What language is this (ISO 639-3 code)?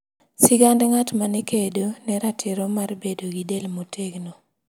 luo